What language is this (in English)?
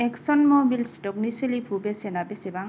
Bodo